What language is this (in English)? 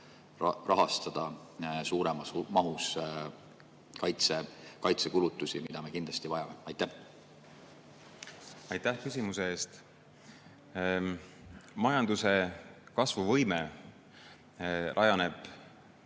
Estonian